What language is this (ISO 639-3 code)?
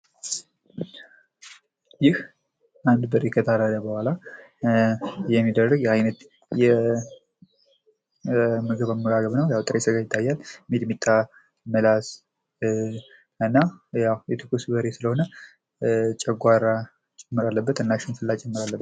amh